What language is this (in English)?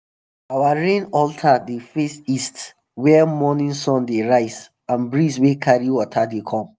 Nigerian Pidgin